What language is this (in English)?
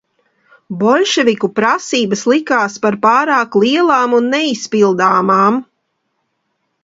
Latvian